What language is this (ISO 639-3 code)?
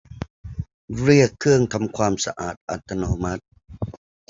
tha